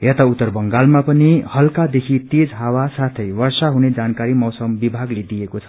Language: Nepali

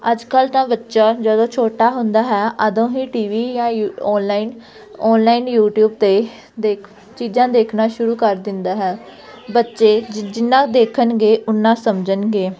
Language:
Punjabi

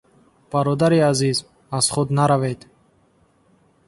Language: Tajik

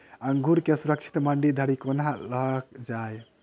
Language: Maithili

